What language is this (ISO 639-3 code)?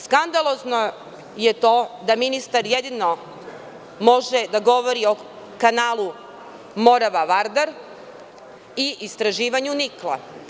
srp